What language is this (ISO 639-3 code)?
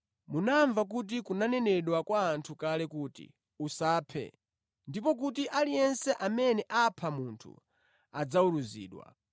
nya